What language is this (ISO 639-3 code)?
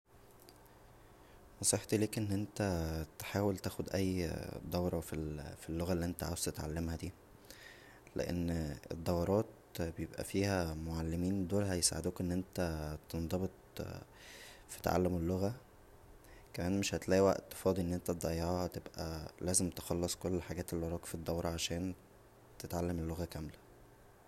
arz